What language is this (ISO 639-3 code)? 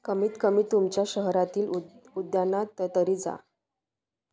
mar